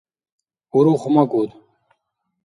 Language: Dargwa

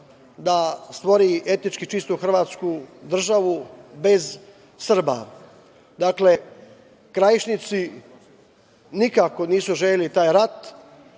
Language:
Serbian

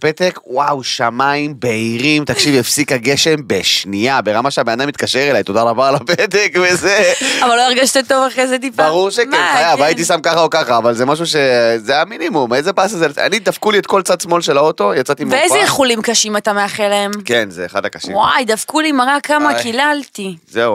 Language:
Hebrew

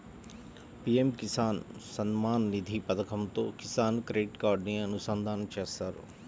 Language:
Telugu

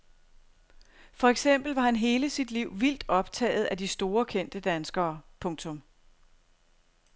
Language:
Danish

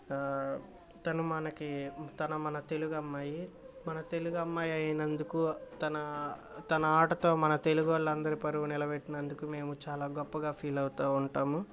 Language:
Telugu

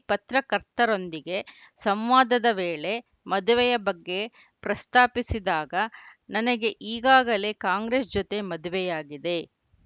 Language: Kannada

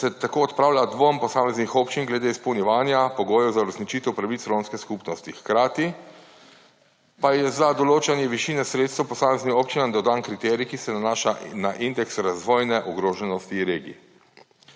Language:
Slovenian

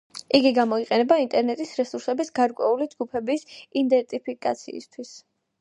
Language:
Georgian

